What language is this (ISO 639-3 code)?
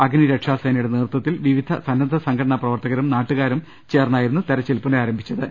mal